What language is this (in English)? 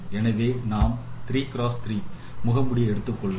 Tamil